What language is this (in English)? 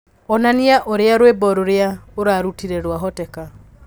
Kikuyu